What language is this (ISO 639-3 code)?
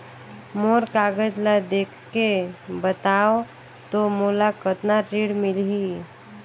hne